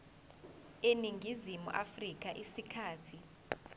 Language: Zulu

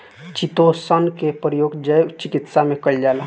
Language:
Bhojpuri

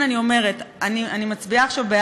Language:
Hebrew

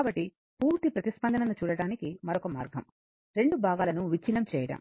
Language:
Telugu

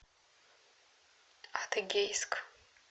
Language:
Russian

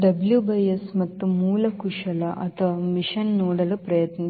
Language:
Kannada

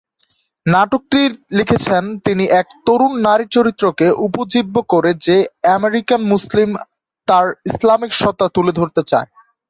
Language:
Bangla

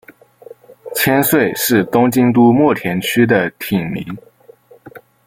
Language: Chinese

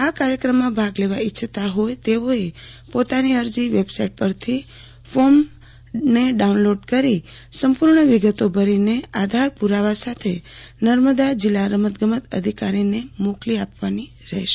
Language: Gujarati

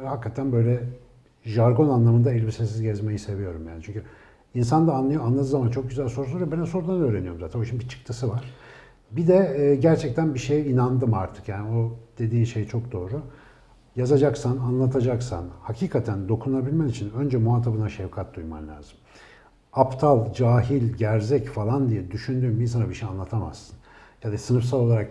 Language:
Turkish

